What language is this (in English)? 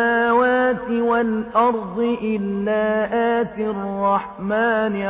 Arabic